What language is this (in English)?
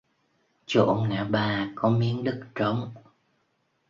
Vietnamese